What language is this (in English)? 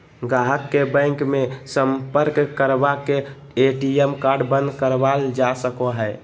Magahi